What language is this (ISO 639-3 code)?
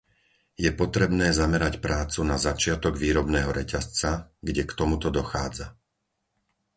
slk